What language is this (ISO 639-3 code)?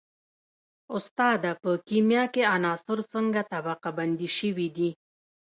pus